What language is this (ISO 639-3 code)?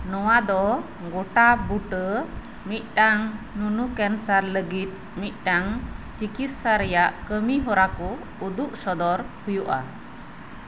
sat